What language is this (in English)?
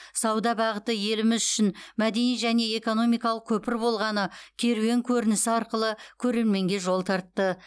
Kazakh